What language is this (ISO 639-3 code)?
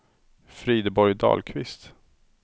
swe